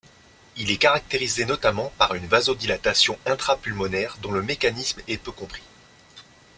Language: French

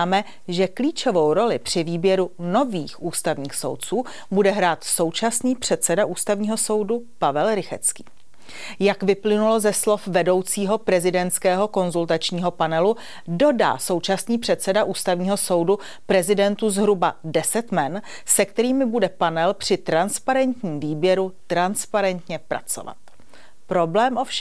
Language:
Czech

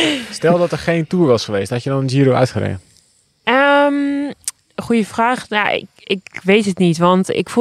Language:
Dutch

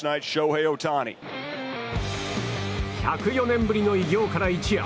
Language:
Japanese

